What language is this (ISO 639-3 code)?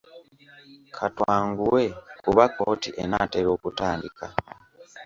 lug